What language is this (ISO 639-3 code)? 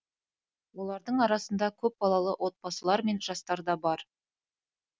kaz